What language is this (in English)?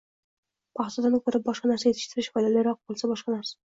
Uzbek